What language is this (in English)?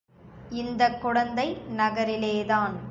Tamil